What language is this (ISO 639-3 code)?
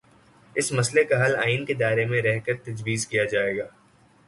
urd